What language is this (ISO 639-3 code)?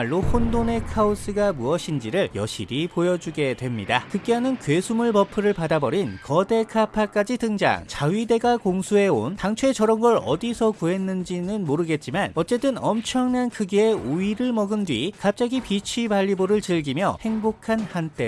kor